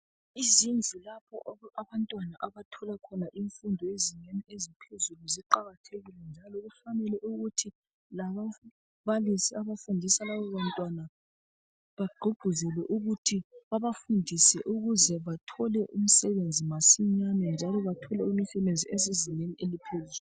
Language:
North Ndebele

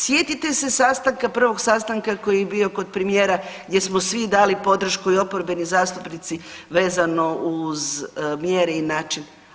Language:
Croatian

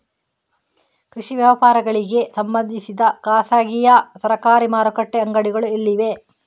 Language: Kannada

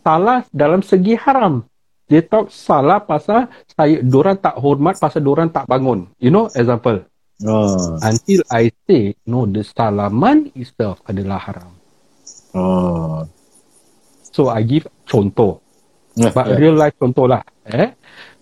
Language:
Malay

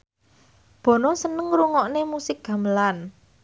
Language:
Javanese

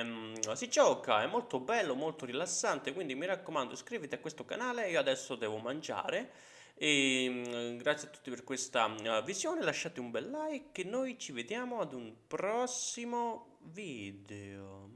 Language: Italian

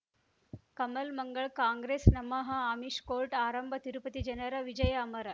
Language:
Kannada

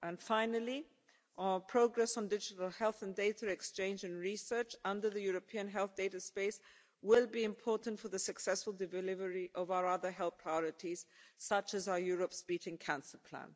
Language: English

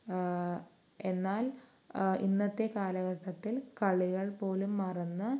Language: Malayalam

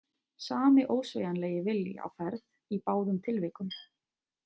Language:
Icelandic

